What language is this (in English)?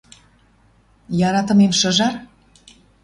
Western Mari